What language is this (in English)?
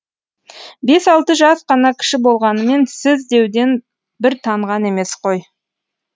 Kazakh